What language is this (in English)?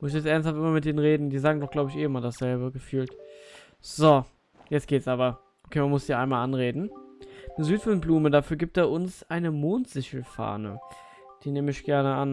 German